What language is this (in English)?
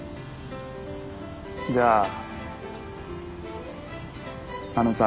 Japanese